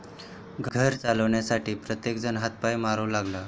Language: Marathi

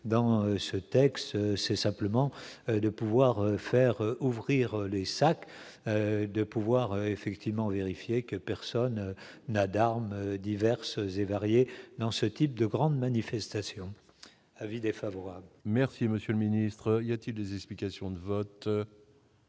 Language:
French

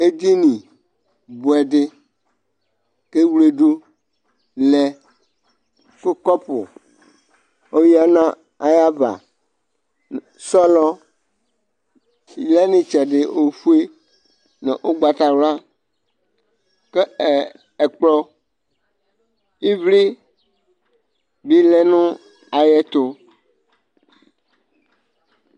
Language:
Ikposo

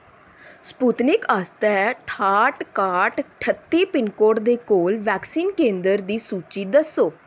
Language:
Dogri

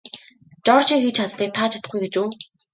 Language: Mongolian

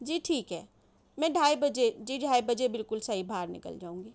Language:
Urdu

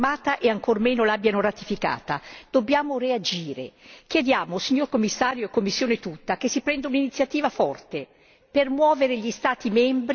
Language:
Italian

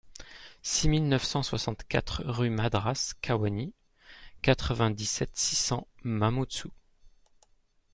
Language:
French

